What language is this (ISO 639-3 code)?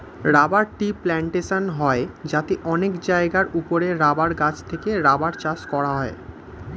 ben